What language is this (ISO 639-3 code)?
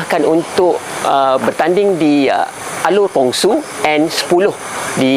msa